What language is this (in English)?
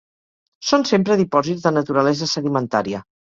Catalan